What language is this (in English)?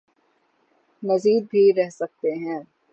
Urdu